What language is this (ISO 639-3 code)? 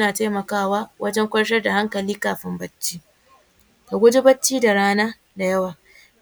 hau